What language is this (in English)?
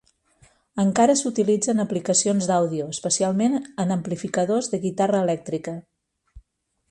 Catalan